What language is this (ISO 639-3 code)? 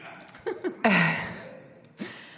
heb